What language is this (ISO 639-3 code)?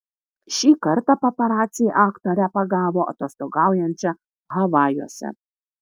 lit